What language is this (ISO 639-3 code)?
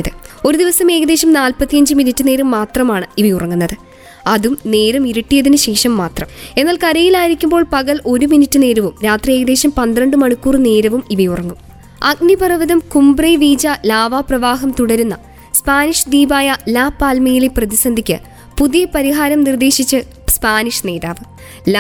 mal